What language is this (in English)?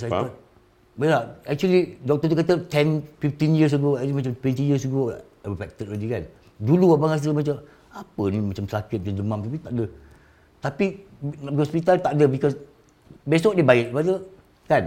Malay